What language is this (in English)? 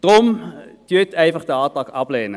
Swiss German